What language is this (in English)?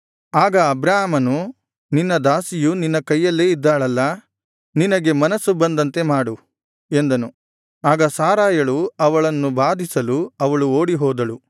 Kannada